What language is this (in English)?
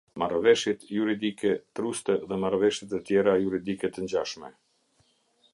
Albanian